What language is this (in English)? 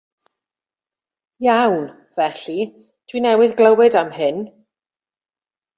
Welsh